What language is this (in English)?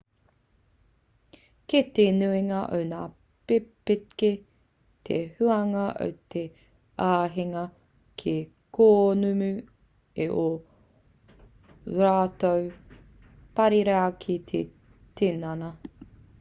Māori